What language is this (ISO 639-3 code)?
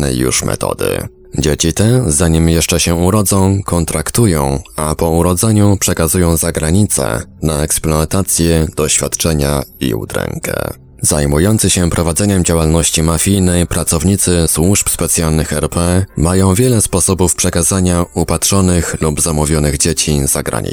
pol